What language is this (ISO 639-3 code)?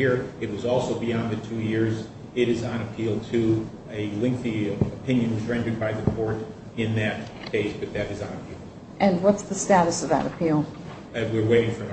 eng